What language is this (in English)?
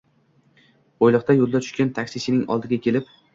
Uzbek